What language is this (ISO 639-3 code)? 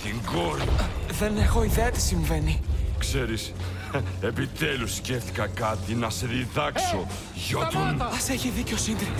ell